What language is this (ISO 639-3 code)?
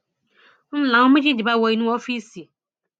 yor